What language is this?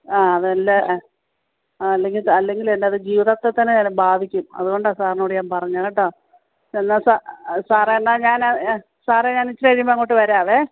Malayalam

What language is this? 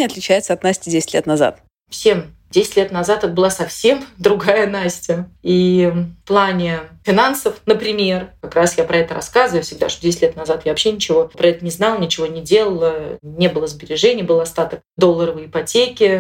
Russian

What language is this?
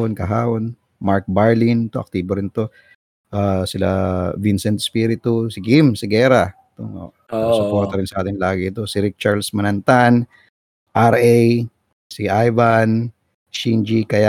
Filipino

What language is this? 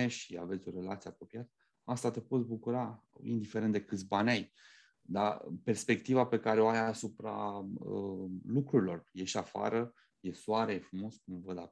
Romanian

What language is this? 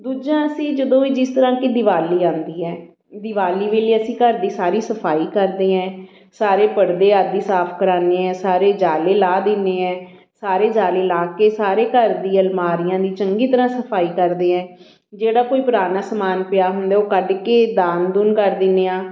Punjabi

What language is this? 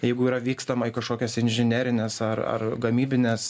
Lithuanian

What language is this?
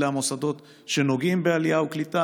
Hebrew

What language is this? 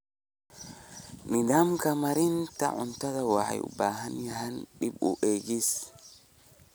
Somali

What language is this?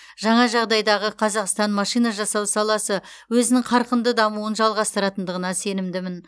Kazakh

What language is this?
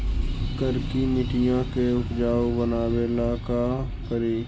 Magahi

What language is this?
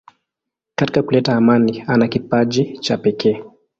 Swahili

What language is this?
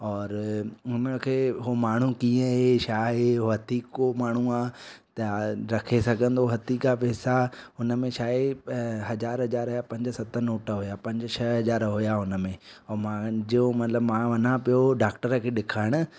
Sindhi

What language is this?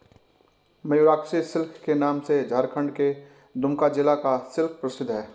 Hindi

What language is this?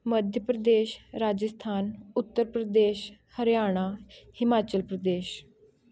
Punjabi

